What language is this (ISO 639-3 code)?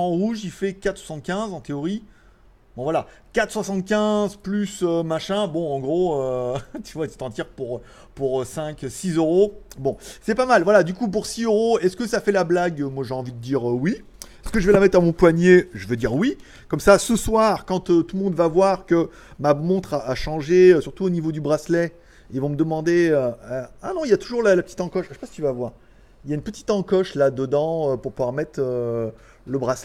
fra